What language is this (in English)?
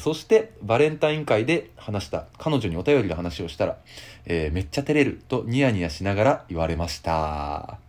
Japanese